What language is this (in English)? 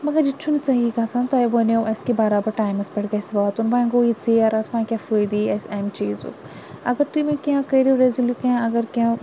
Kashmiri